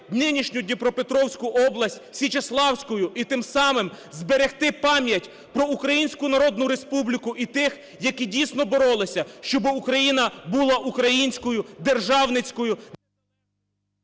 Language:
Ukrainian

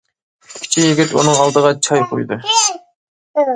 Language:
Uyghur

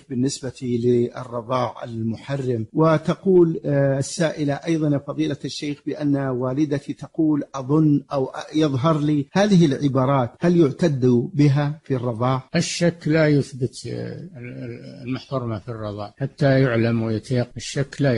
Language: Arabic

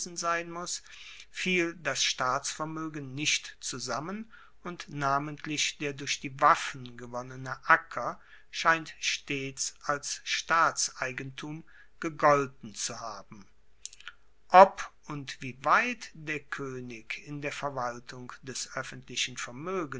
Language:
German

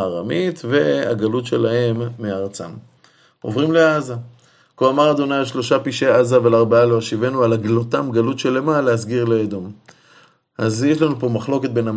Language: Hebrew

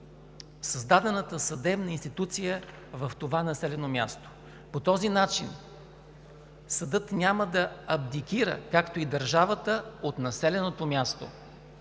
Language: Bulgarian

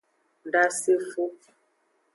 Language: Aja (Benin)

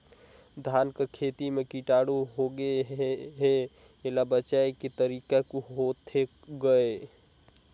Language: Chhattisgarhi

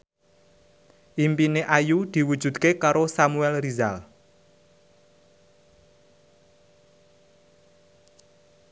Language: Javanese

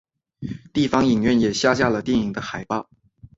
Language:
Chinese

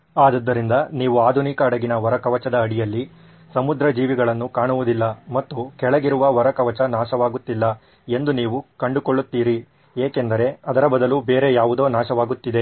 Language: Kannada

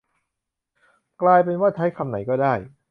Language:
Thai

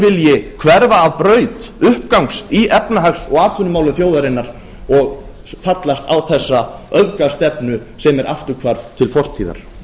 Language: Icelandic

